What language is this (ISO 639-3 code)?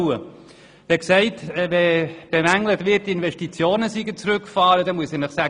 gsw